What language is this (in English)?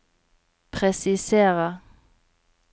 Norwegian